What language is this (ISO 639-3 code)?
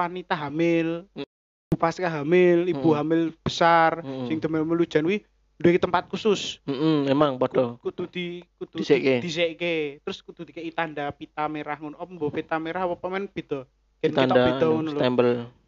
ind